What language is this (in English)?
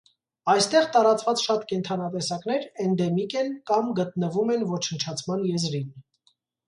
Armenian